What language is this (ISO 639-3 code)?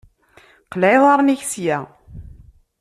kab